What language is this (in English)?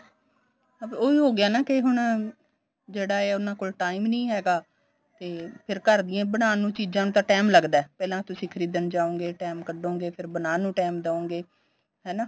Punjabi